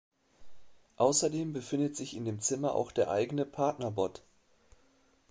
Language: German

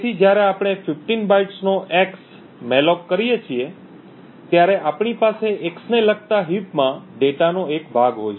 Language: Gujarati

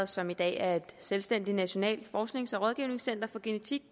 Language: Danish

